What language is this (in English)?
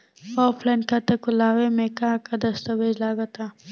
Bhojpuri